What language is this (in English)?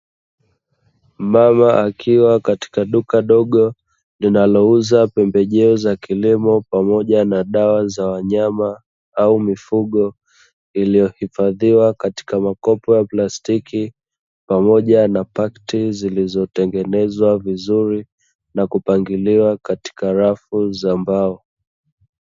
Swahili